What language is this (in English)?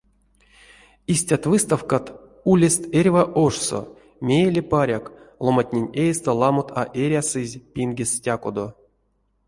Erzya